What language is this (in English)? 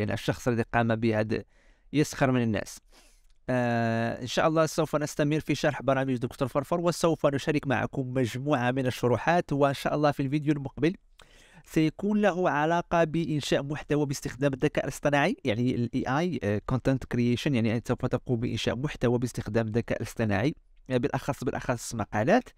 Arabic